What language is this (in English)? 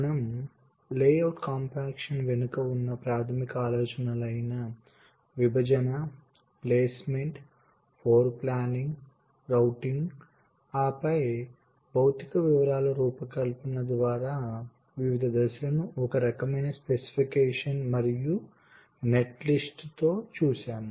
Telugu